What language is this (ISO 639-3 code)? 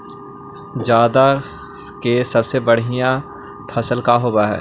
mag